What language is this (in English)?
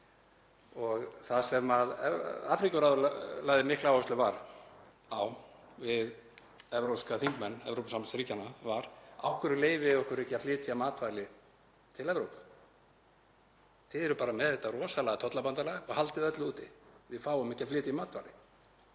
Icelandic